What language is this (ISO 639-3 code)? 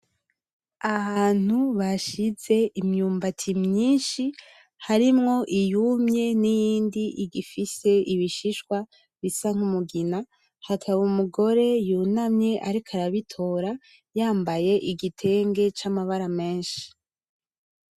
run